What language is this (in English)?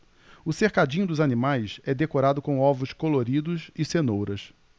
Portuguese